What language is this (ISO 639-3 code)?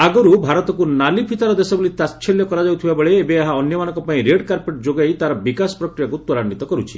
ori